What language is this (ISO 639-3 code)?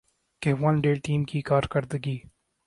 urd